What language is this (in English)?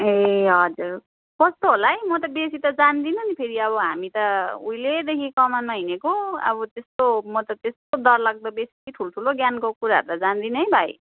Nepali